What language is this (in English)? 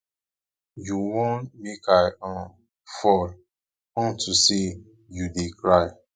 Nigerian Pidgin